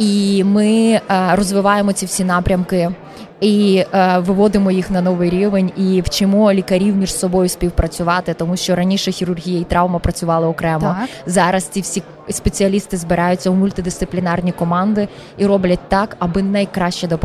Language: Ukrainian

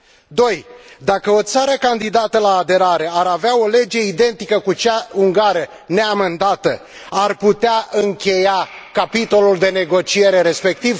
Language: Romanian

